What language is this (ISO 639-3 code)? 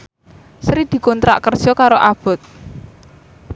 jav